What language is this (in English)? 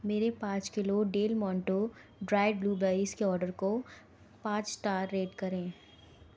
Hindi